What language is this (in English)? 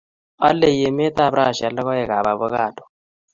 Kalenjin